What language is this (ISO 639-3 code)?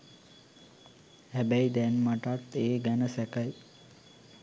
sin